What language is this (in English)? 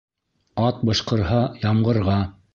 Bashkir